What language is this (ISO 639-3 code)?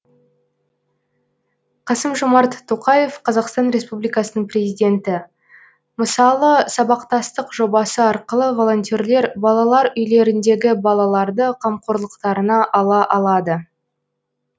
kaz